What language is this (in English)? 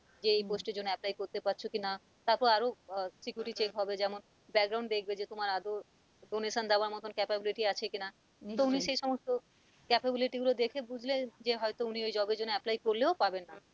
Bangla